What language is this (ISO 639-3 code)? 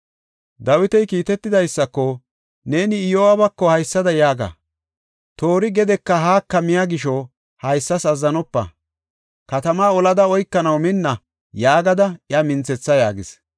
gof